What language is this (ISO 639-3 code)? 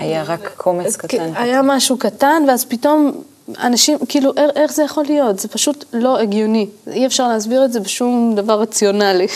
heb